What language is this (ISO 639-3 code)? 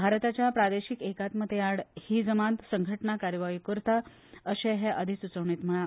kok